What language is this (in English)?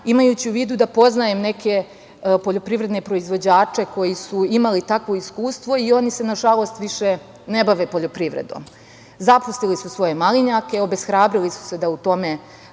Serbian